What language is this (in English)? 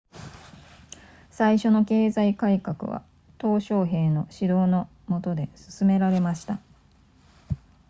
Japanese